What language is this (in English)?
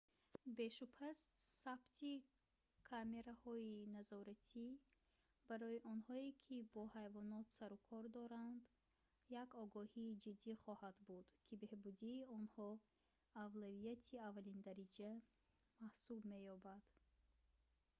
Tajik